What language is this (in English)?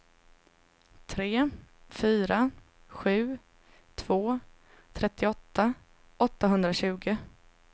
Swedish